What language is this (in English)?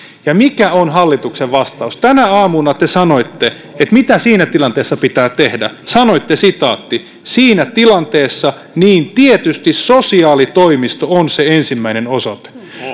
Finnish